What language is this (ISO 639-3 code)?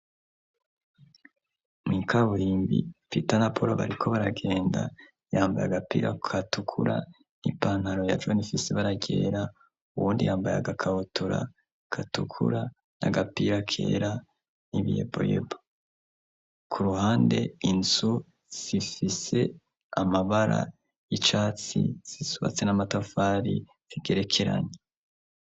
run